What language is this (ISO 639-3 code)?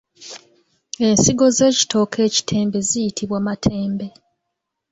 lug